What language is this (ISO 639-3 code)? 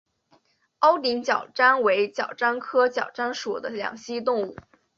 zho